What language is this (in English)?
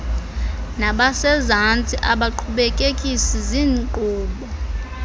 Xhosa